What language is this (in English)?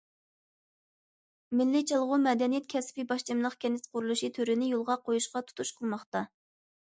Uyghur